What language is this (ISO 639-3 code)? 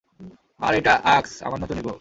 ben